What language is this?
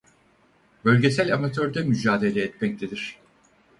Turkish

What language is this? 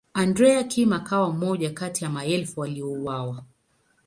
Swahili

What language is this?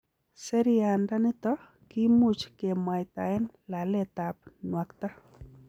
Kalenjin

